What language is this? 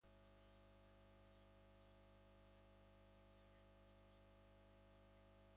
Basque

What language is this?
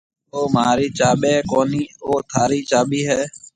Marwari (Pakistan)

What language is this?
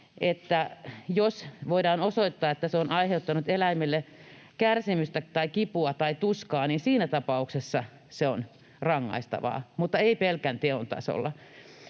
Finnish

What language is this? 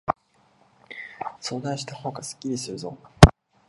Japanese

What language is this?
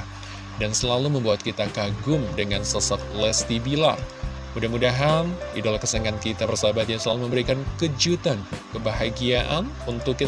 Indonesian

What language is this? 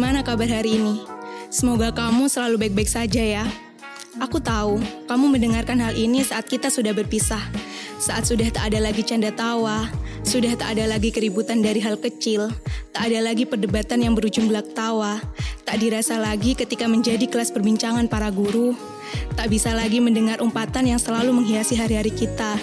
Indonesian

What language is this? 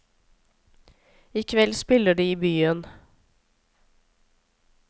Norwegian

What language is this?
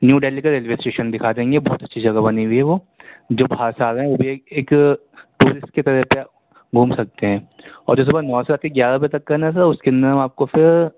Urdu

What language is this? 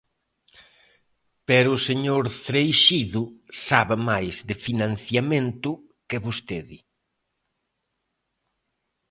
Galician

